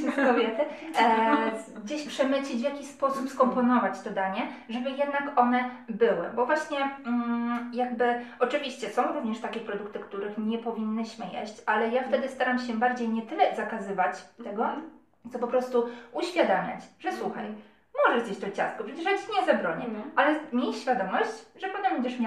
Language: Polish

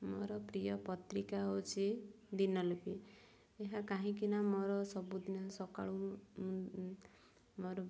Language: Odia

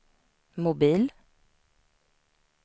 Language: Swedish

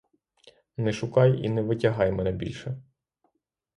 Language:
Ukrainian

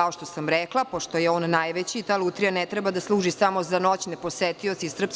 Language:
Serbian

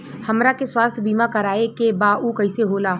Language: Bhojpuri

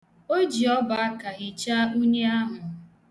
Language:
Igbo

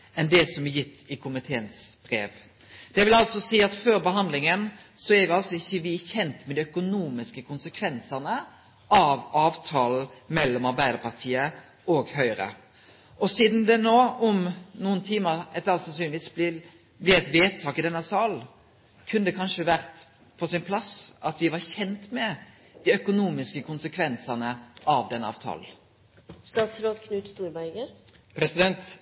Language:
Norwegian Nynorsk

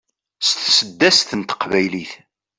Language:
Kabyle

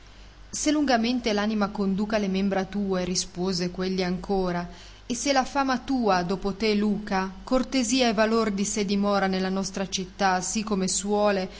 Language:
Italian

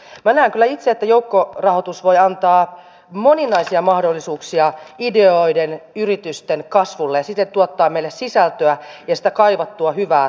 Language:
Finnish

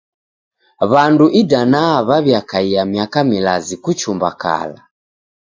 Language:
Taita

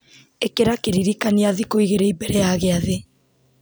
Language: Kikuyu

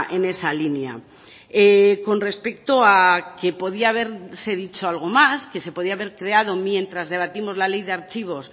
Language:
Spanish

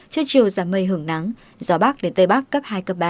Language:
Vietnamese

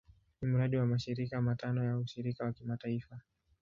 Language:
Swahili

